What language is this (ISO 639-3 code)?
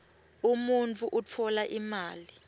ssw